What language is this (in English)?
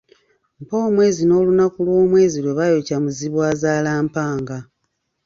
Ganda